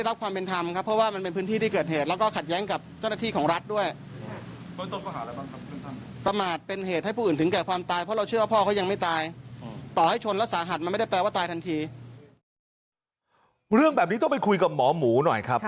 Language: Thai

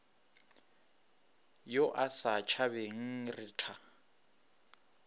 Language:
Northern Sotho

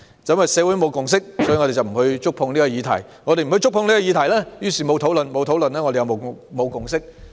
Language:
Cantonese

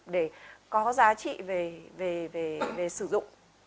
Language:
Vietnamese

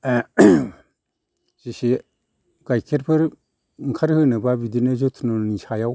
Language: Bodo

